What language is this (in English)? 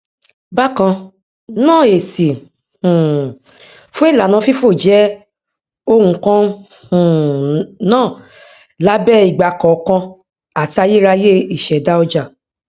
Yoruba